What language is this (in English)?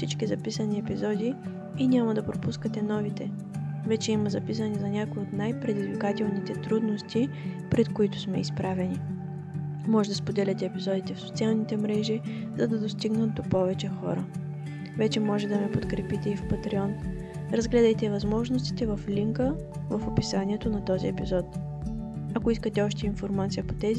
Bulgarian